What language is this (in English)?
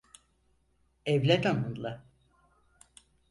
Turkish